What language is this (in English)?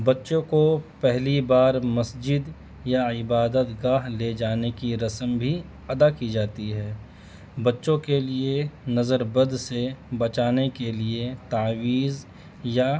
Urdu